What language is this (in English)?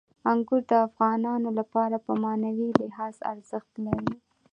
Pashto